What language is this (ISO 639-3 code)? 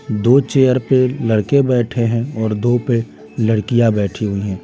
hin